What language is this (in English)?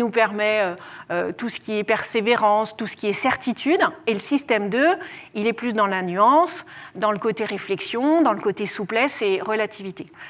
French